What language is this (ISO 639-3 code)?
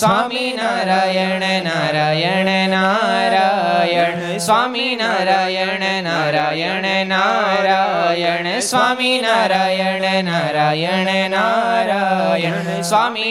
guj